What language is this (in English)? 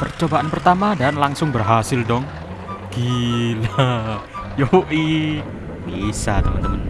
Indonesian